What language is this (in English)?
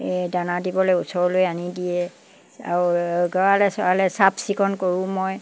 Assamese